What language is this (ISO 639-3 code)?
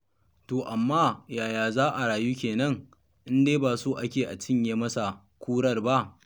hau